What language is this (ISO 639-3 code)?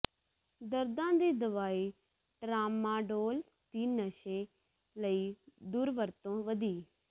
pan